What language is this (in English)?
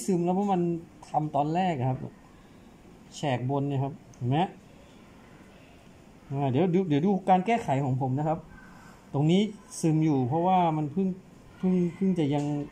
Thai